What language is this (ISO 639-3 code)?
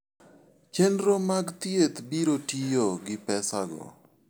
luo